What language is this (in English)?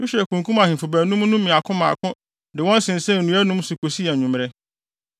Akan